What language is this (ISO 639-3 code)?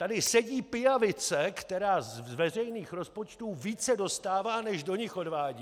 ces